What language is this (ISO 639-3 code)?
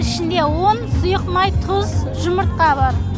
kaz